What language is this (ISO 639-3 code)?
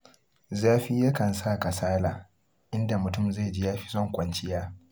hau